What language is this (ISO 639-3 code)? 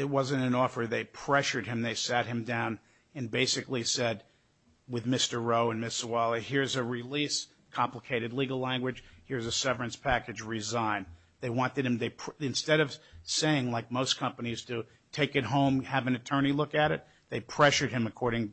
eng